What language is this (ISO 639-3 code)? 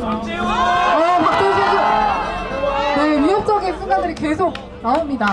kor